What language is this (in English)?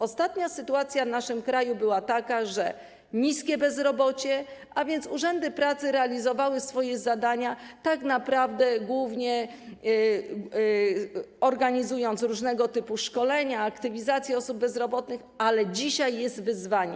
Polish